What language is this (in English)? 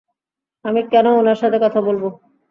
Bangla